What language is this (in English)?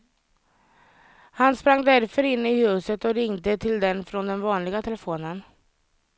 Swedish